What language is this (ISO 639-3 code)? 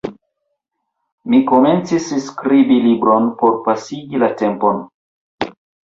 epo